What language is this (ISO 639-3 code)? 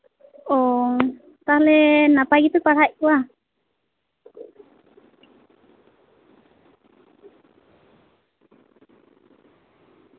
sat